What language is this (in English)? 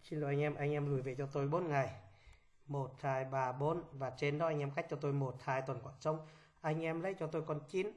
Vietnamese